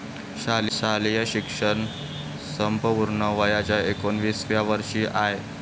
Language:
Marathi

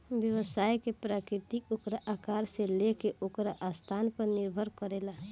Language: Bhojpuri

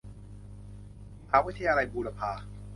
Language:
Thai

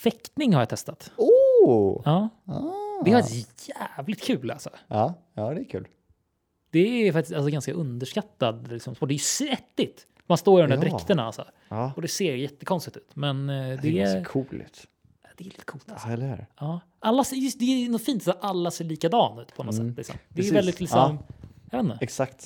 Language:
Swedish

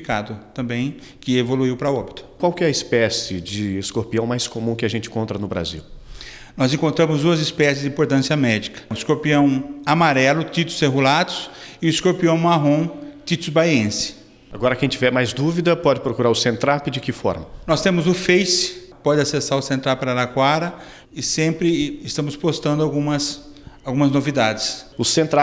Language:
Portuguese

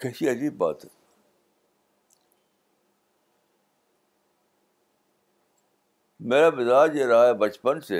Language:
Urdu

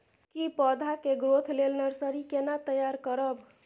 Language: Maithili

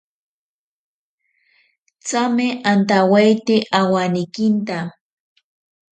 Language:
Ashéninka Perené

